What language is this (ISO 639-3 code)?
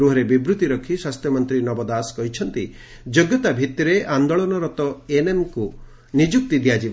ori